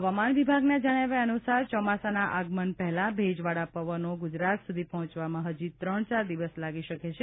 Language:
Gujarati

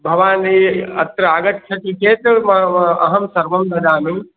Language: Sanskrit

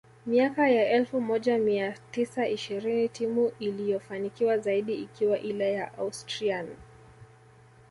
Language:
Swahili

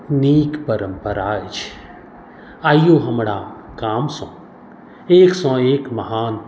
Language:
Maithili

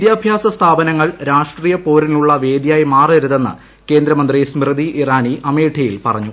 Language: Malayalam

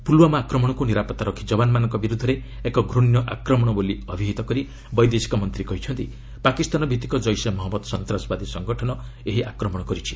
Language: Odia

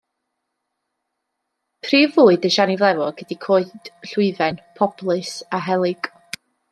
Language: Welsh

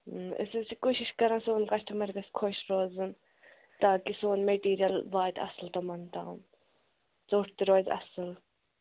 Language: Kashmiri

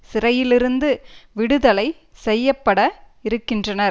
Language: Tamil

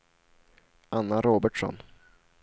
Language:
Swedish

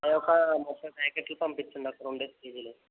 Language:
Telugu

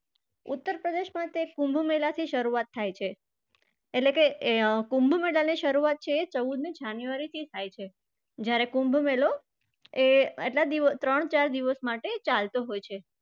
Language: Gujarati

